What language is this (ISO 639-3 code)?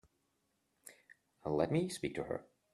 eng